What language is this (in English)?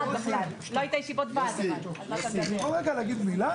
Hebrew